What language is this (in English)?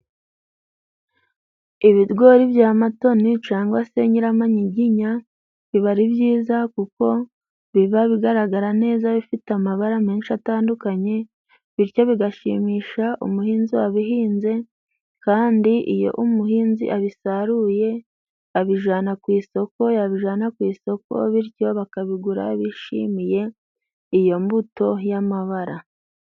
Kinyarwanda